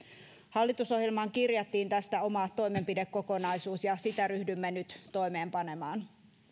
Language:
Finnish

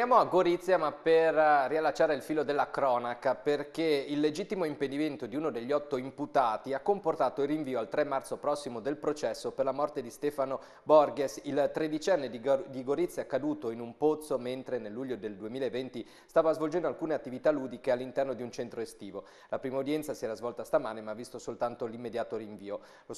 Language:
Italian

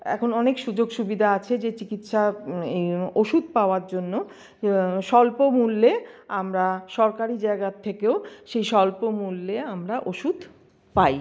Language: Bangla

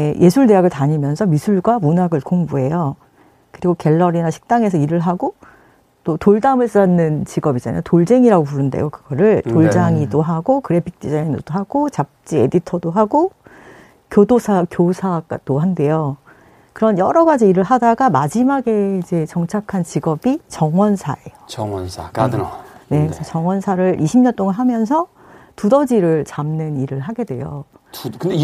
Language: Korean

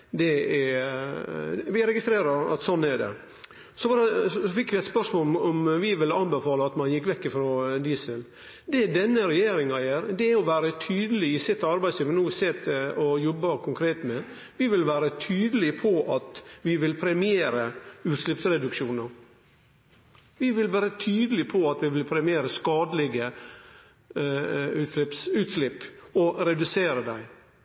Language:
Norwegian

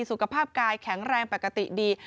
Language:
Thai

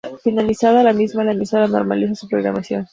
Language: Spanish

